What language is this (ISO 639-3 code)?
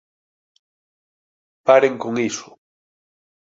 glg